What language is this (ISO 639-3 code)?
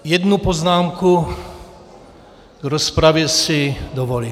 ces